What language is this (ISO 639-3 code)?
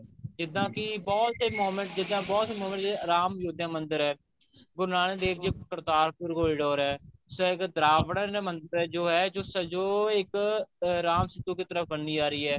pan